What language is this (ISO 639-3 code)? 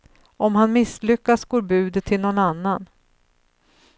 swe